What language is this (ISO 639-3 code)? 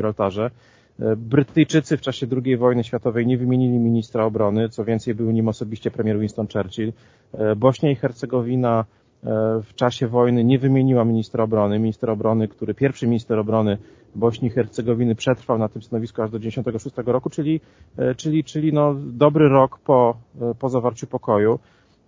pol